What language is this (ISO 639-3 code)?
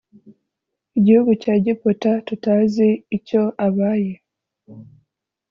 kin